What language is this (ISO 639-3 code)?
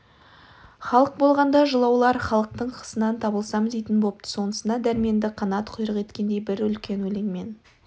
kaz